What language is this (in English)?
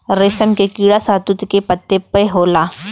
Bhojpuri